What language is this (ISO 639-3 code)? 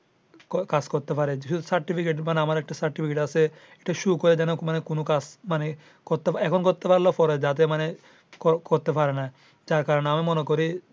ben